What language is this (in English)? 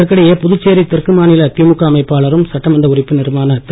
Tamil